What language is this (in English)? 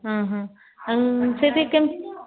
Odia